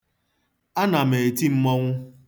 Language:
Igbo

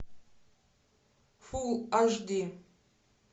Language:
Russian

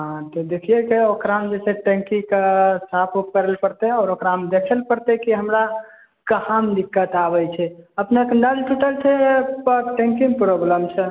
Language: Maithili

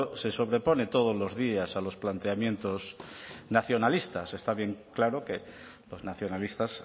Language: Spanish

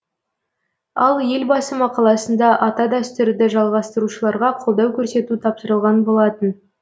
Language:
Kazakh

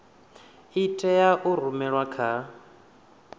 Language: Venda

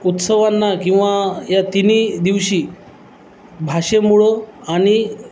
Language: Marathi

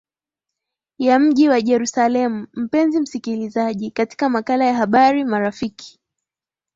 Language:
Swahili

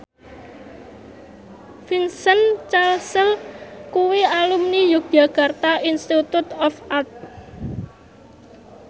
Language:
Javanese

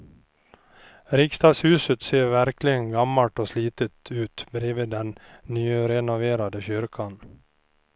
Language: Swedish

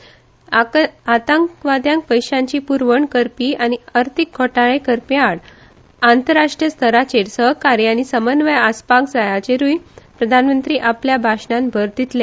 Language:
Konkani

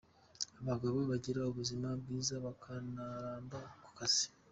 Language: Kinyarwanda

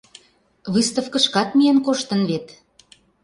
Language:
Mari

